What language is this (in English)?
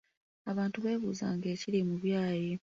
Ganda